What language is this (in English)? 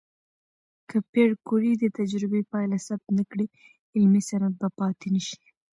Pashto